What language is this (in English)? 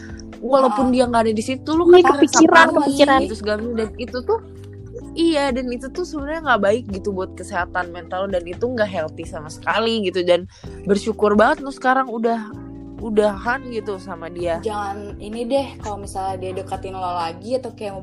Indonesian